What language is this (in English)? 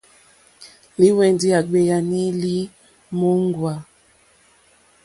Mokpwe